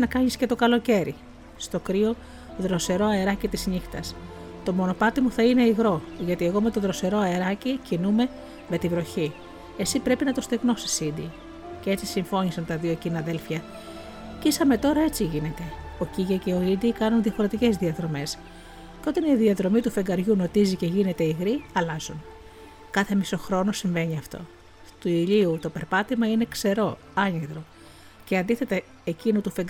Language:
Greek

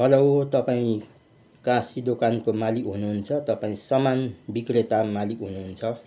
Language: Nepali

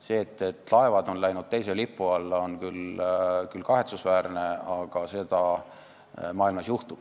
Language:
Estonian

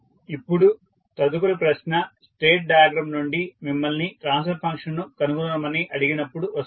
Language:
Telugu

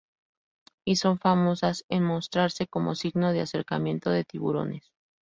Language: Spanish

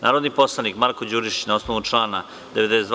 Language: Serbian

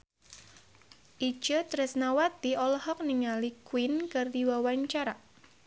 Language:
Sundanese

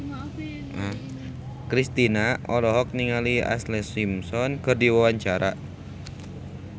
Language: Sundanese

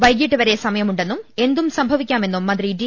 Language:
Malayalam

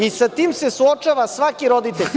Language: Serbian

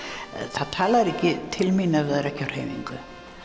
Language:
Icelandic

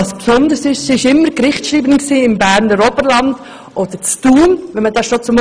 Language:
Swiss German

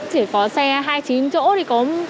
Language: Vietnamese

